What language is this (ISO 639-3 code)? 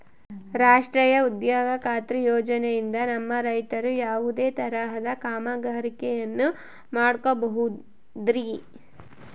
kan